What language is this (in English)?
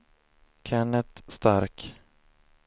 Swedish